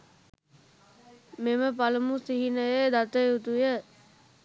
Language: Sinhala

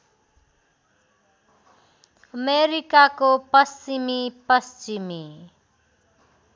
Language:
Nepali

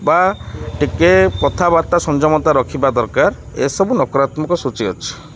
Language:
Odia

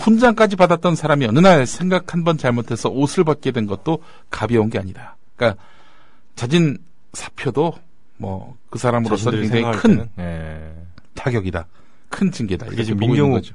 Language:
Korean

